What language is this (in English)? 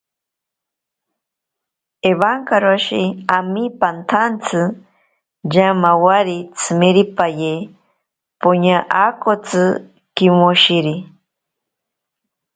Ashéninka Perené